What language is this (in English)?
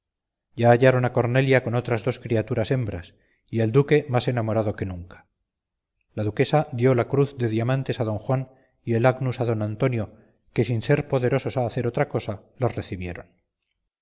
Spanish